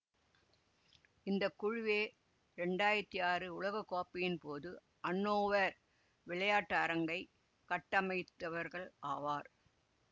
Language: Tamil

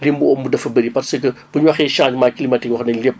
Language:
Wolof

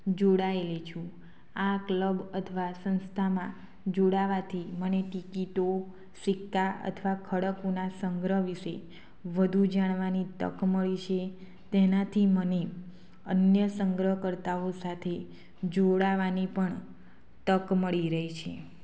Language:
Gujarati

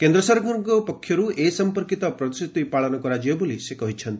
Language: Odia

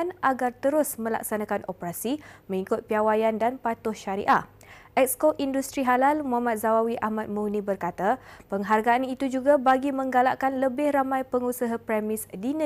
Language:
Malay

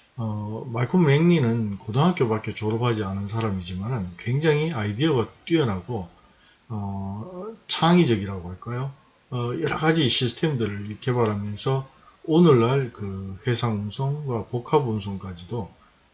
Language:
Korean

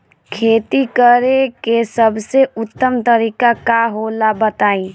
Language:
Bhojpuri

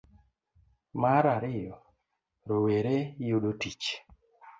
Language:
Luo (Kenya and Tanzania)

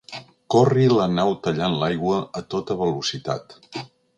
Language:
Catalan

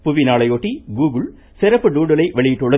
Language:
Tamil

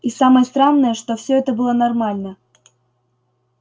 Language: Russian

